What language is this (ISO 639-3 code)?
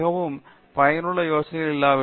tam